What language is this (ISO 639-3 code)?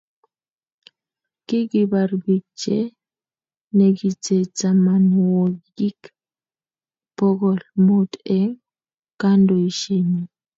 kln